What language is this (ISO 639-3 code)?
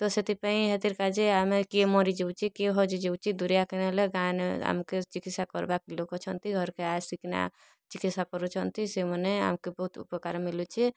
ori